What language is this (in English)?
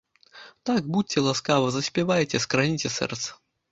Belarusian